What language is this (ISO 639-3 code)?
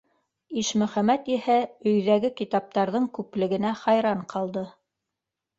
bak